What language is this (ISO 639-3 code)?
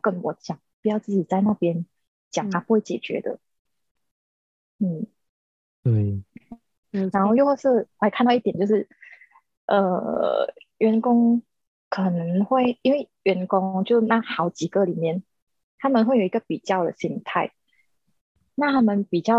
zho